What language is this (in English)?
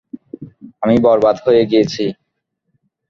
Bangla